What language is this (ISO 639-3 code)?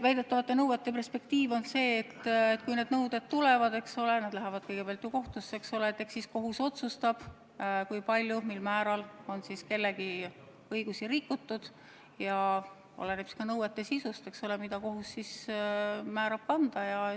est